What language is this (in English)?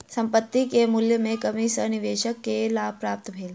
Maithili